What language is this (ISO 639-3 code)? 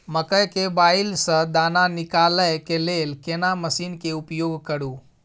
mai